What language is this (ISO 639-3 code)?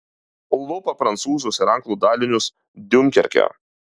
lit